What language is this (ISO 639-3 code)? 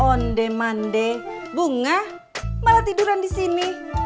ind